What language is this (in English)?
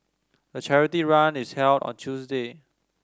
English